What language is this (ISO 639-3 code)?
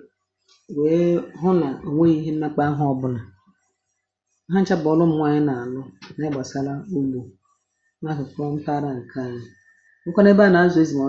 ibo